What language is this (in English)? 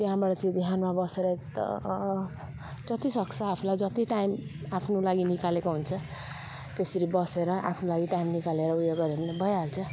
Nepali